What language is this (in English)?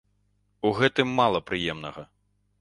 Belarusian